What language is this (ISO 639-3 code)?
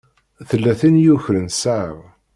kab